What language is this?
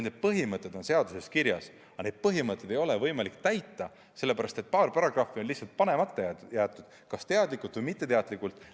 Estonian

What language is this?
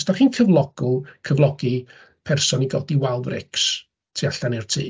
Welsh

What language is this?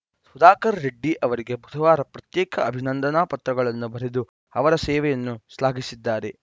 Kannada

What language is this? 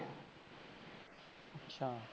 Punjabi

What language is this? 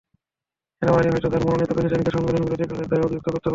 Bangla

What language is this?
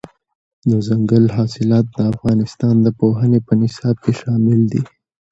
Pashto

